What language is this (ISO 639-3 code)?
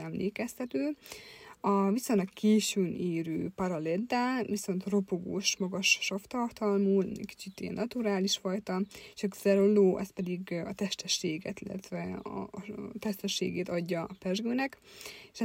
hun